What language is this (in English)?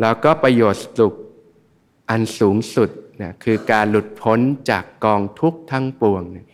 Thai